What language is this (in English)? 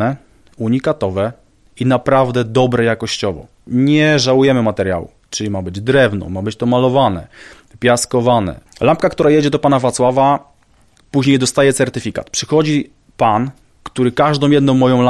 Polish